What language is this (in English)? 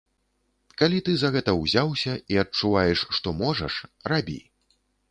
Belarusian